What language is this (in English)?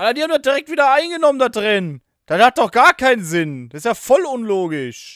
German